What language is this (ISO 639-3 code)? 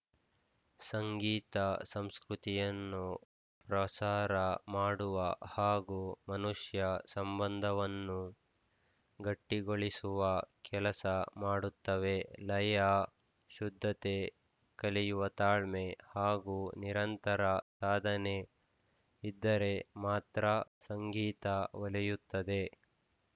kan